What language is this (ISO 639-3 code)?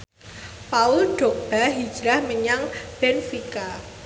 jav